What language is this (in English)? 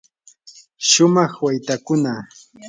Yanahuanca Pasco Quechua